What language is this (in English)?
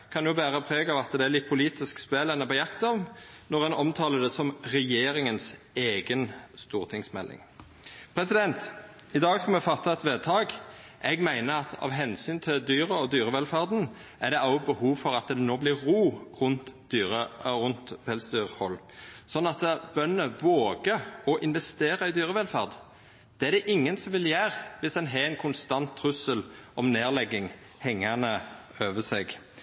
Norwegian Nynorsk